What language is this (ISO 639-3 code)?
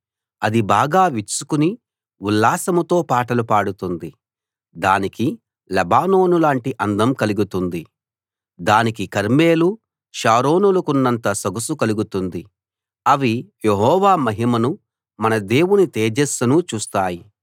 tel